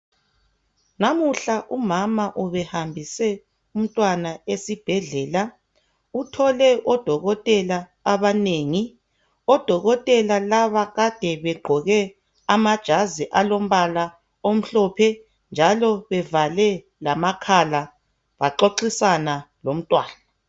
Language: North Ndebele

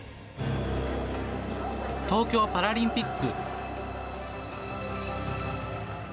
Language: Japanese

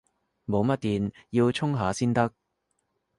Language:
Cantonese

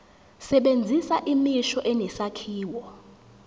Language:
Zulu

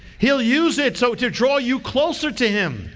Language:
English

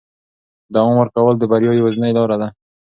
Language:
Pashto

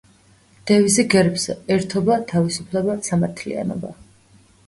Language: Georgian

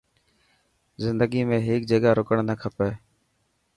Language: Dhatki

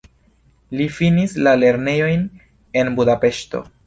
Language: Esperanto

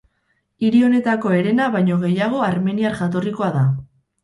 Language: Basque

